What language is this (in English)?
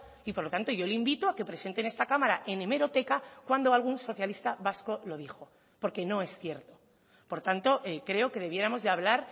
Spanish